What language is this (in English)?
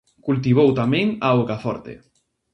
Galician